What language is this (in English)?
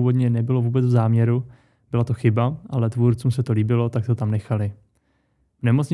Czech